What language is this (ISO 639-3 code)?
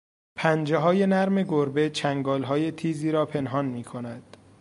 fas